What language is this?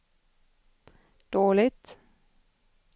Swedish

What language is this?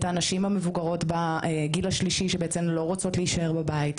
Hebrew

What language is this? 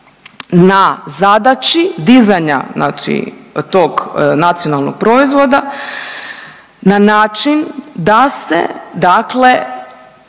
Croatian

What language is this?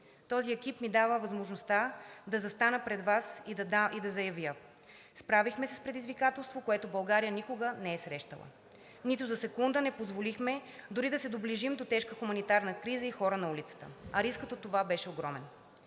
Bulgarian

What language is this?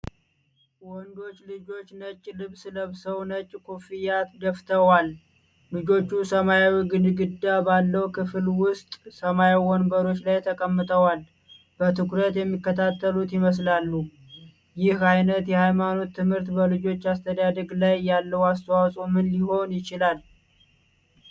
Amharic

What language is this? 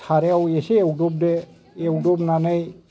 Bodo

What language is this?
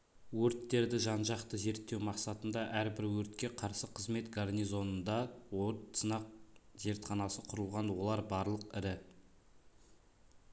Kazakh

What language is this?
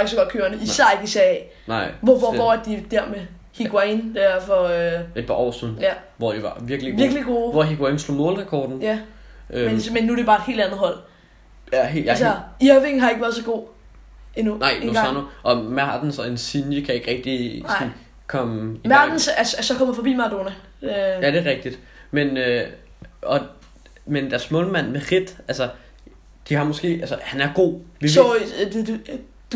Danish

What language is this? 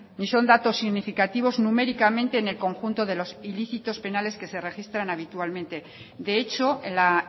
Spanish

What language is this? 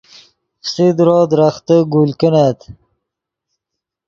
Yidgha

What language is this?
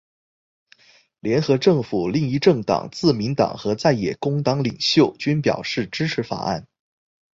Chinese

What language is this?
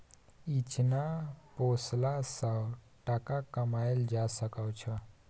Maithili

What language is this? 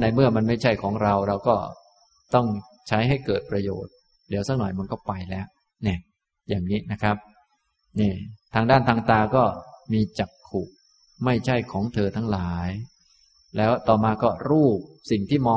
Thai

